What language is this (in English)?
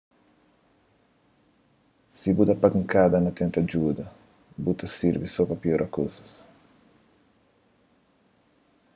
Kabuverdianu